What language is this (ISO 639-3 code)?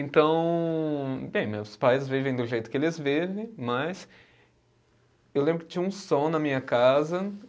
por